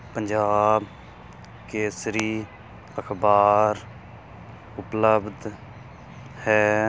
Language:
Punjabi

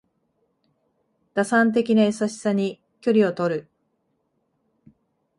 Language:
Japanese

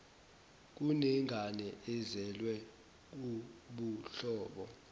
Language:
Zulu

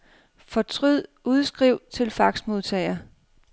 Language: Danish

